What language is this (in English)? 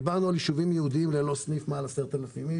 Hebrew